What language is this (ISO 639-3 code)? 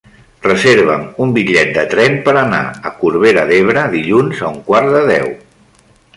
cat